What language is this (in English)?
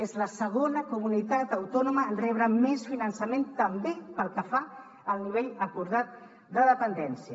Catalan